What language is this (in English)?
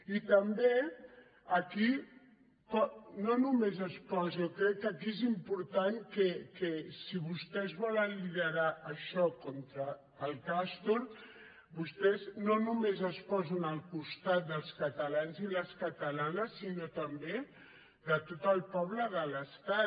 Catalan